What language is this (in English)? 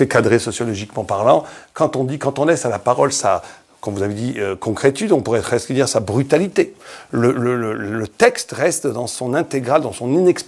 French